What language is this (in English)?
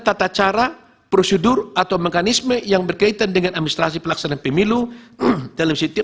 Indonesian